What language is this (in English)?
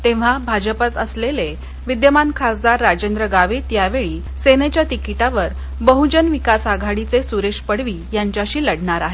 Marathi